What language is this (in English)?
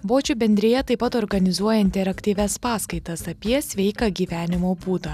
Lithuanian